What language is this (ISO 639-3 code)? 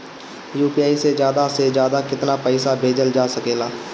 bho